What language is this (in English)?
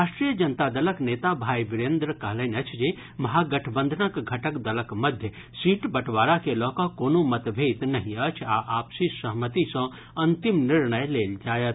Maithili